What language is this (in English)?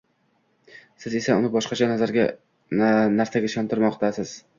Uzbek